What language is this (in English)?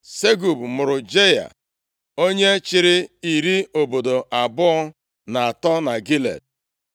Igbo